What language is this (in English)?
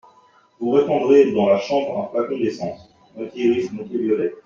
French